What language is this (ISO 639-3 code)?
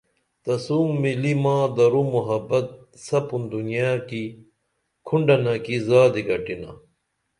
dml